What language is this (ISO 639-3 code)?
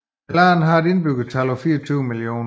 dan